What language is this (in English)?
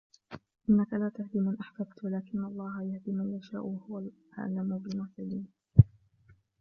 Arabic